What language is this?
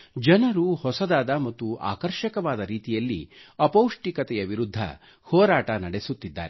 Kannada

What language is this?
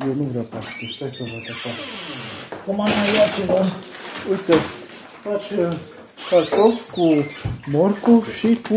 Romanian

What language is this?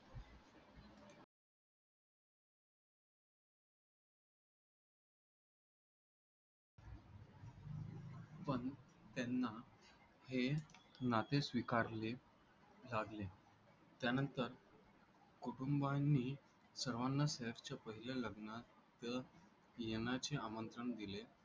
Marathi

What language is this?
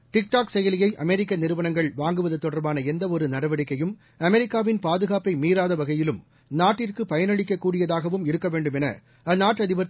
Tamil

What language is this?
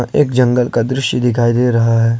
Hindi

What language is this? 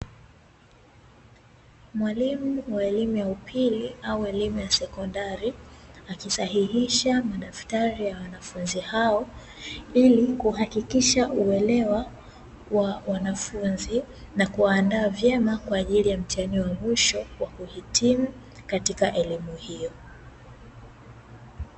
Swahili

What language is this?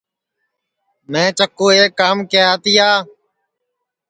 Sansi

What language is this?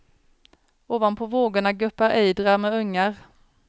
Swedish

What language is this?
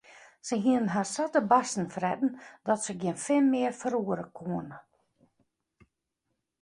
Western Frisian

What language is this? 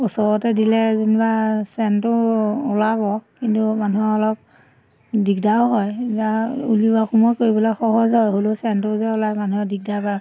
Assamese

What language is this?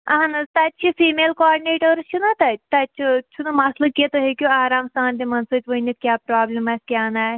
Kashmiri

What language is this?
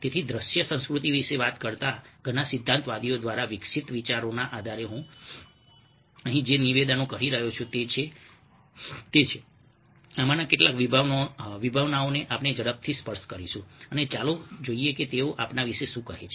Gujarati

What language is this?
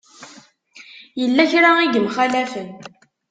Kabyle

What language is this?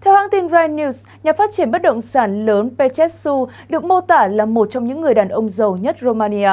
Vietnamese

